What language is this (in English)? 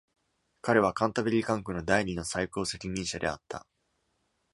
Japanese